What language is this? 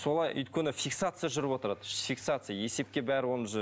Kazakh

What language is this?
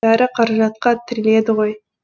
Kazakh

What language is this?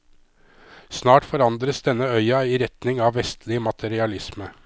Norwegian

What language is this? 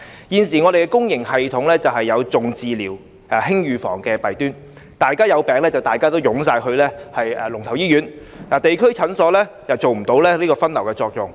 Cantonese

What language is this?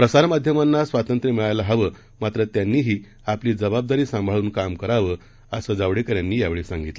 Marathi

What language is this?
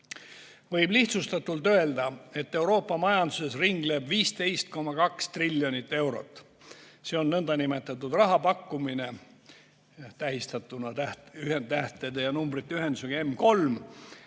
Estonian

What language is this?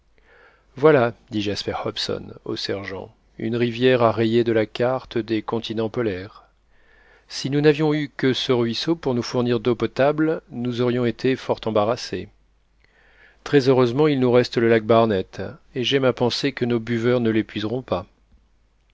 French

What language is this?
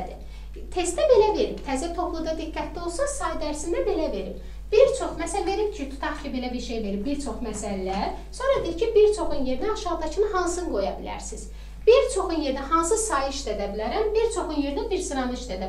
Turkish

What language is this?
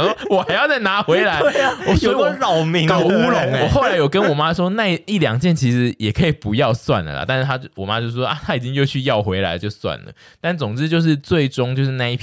Chinese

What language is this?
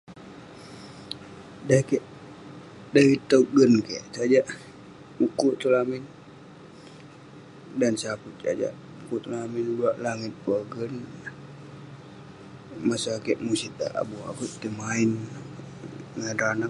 Western Penan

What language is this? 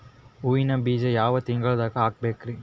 Kannada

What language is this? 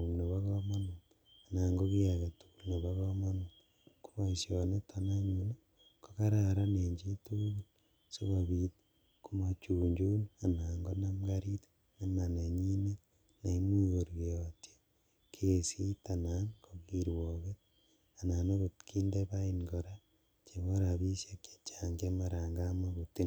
Kalenjin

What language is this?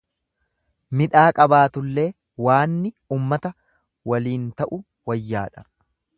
Oromo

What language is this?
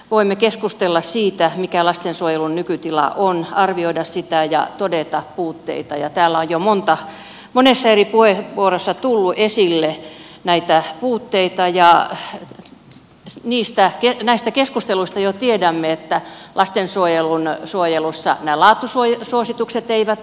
Finnish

